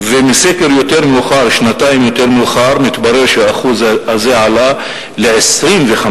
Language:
Hebrew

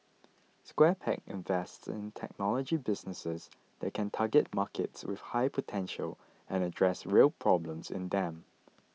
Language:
English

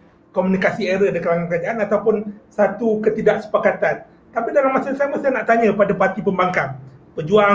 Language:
Malay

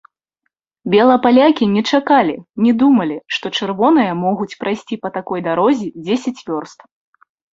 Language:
Belarusian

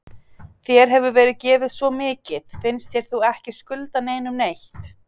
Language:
Icelandic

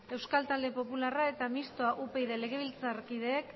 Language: Basque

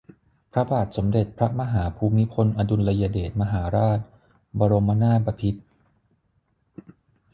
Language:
Thai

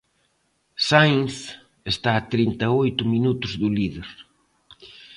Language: Galician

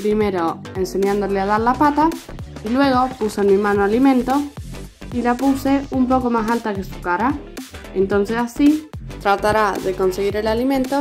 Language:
Spanish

